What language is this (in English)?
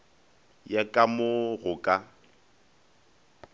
Northern Sotho